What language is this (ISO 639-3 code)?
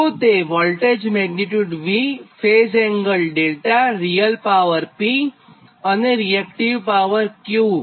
guj